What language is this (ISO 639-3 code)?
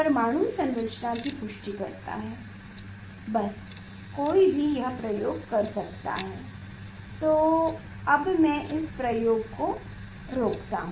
hin